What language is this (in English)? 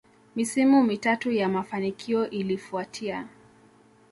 Swahili